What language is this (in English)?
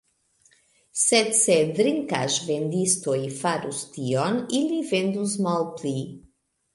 Esperanto